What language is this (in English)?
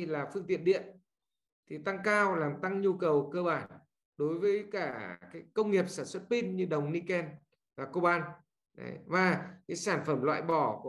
Vietnamese